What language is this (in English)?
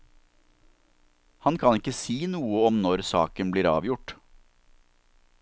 Norwegian